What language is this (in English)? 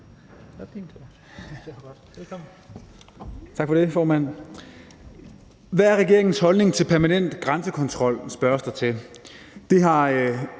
Danish